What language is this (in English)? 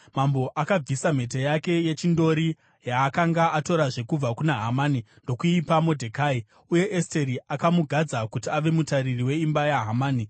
Shona